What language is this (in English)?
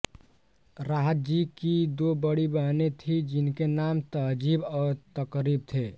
Hindi